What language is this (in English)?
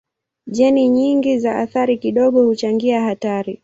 Swahili